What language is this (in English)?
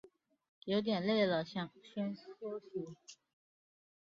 Chinese